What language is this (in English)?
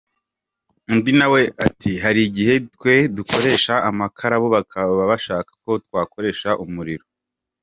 Kinyarwanda